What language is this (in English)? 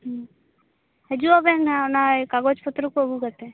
Santali